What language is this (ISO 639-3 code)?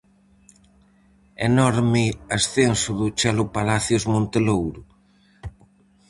glg